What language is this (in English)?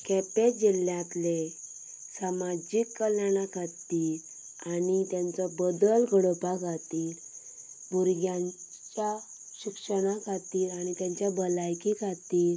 Konkani